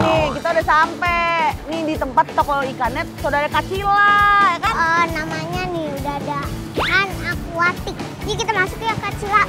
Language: Indonesian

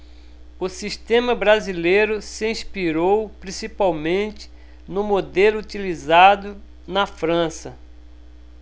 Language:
Portuguese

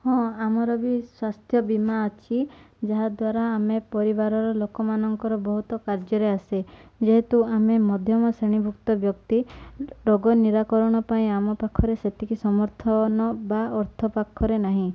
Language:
Odia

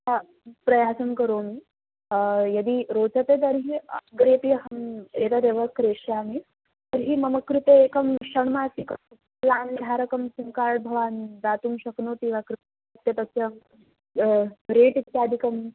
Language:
Sanskrit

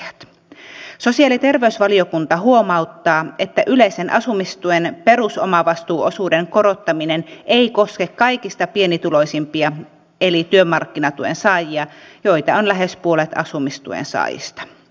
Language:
Finnish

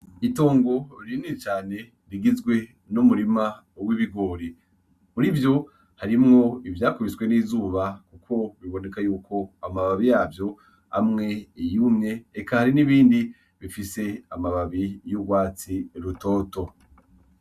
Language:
Rundi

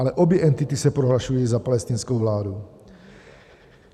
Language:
Czech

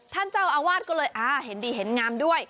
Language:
Thai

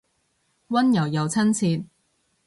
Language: Cantonese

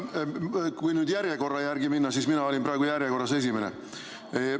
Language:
Estonian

